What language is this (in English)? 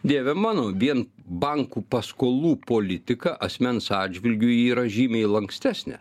Lithuanian